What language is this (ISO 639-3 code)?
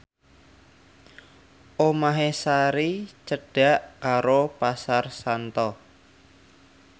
jav